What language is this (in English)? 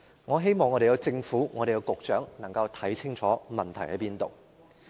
Cantonese